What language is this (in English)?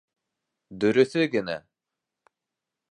Bashkir